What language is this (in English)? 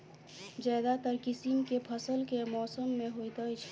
Maithili